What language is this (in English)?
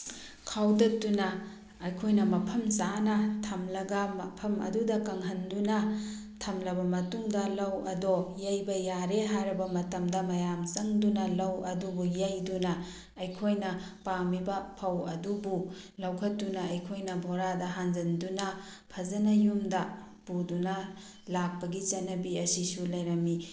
Manipuri